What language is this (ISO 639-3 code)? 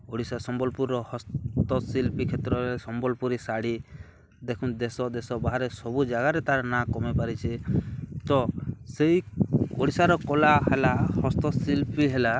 ori